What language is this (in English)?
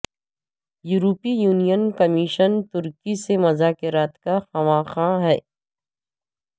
Urdu